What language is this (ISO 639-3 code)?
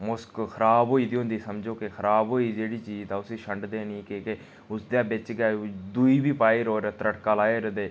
doi